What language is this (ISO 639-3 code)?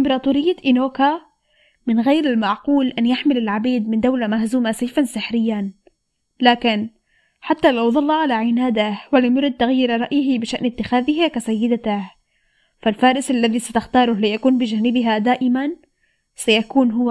ara